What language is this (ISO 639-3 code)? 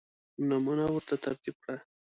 pus